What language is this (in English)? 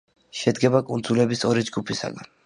Georgian